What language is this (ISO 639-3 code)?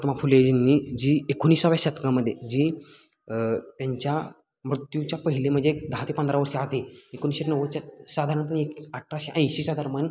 mar